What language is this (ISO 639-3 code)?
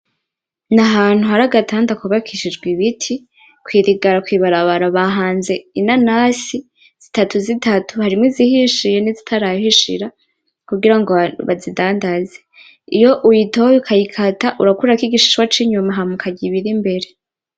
run